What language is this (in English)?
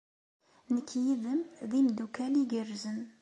Kabyle